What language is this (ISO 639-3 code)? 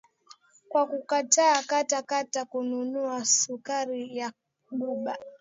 swa